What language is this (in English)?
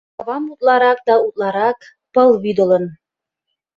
Mari